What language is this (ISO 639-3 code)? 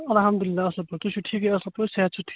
kas